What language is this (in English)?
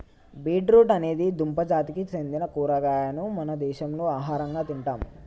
Telugu